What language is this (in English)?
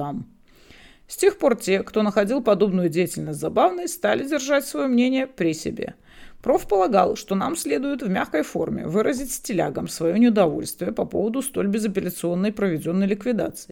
Russian